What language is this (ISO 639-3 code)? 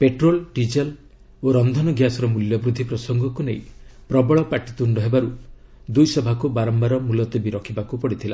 ori